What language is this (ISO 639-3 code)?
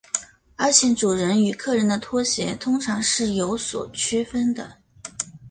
zho